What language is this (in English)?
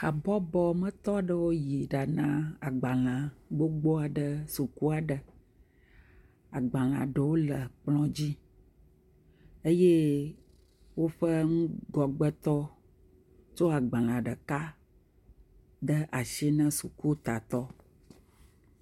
Ewe